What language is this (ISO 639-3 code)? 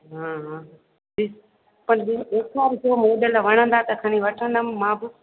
snd